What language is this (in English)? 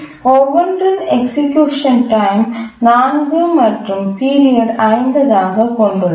Tamil